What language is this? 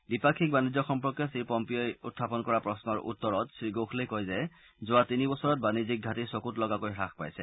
Assamese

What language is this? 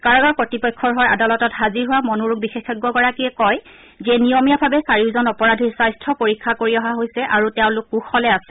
Assamese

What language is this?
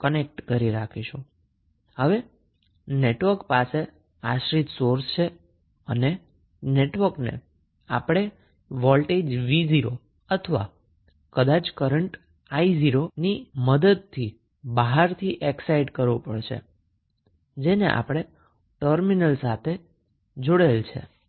Gujarati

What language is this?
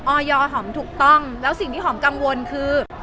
Thai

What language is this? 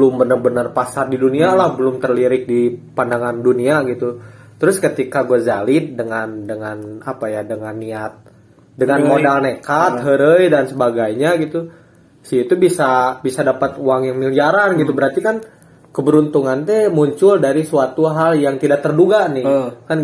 Indonesian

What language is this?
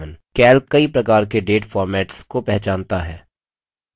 Hindi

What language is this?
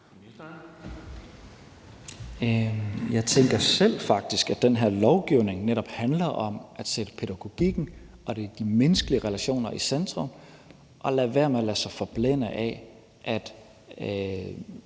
Danish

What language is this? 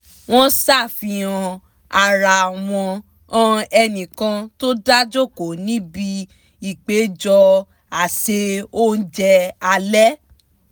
Yoruba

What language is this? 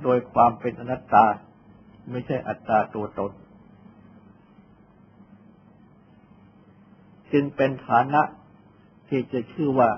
Thai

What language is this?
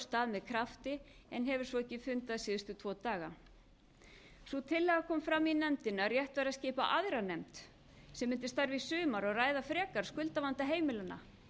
Icelandic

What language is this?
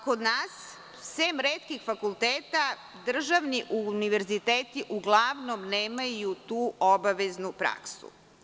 Serbian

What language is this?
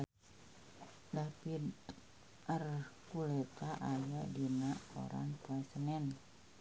Sundanese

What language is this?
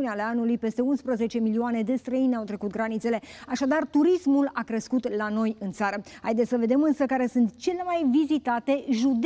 Romanian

